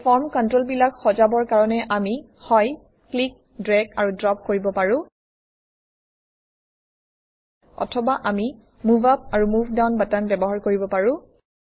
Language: Assamese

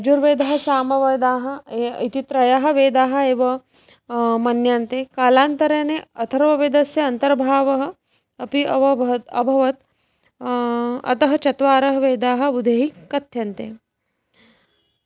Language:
Sanskrit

